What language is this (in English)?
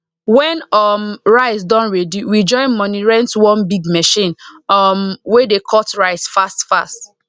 Nigerian Pidgin